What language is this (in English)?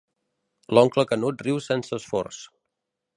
Catalan